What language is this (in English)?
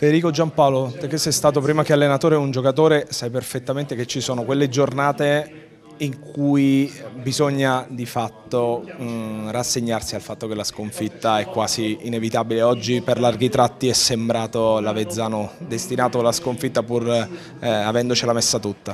Italian